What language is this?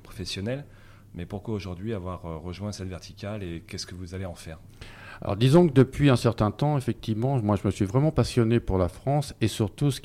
French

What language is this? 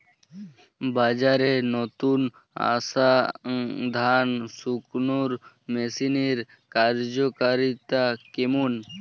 Bangla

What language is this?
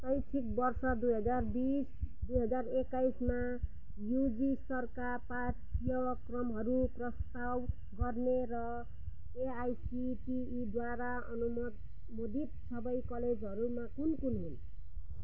Nepali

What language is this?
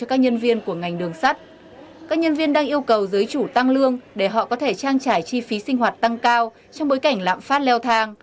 Vietnamese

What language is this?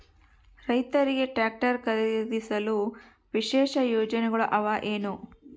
Kannada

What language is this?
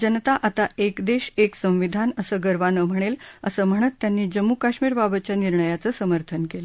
Marathi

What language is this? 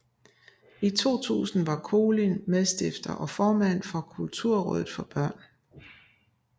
Danish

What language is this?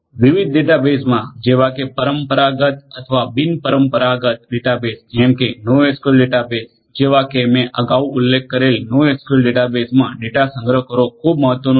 Gujarati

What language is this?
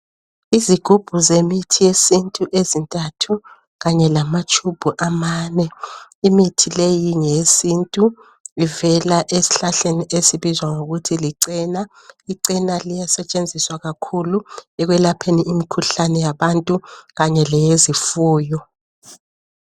North Ndebele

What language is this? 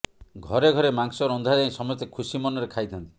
Odia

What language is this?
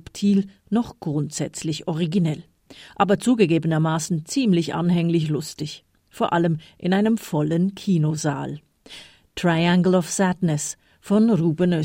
German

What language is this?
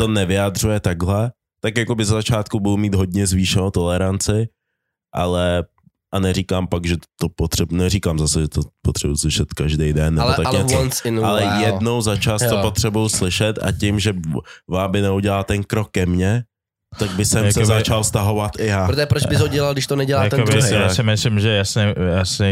Czech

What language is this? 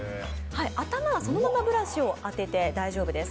Japanese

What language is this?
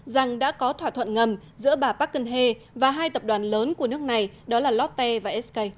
Vietnamese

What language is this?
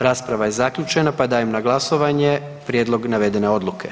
Croatian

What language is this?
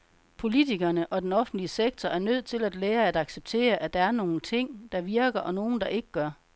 Danish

